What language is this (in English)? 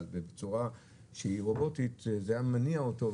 Hebrew